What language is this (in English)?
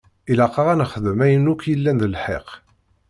Kabyle